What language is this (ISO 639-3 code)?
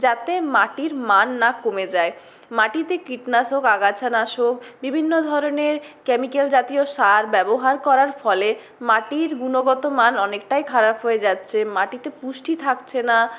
ben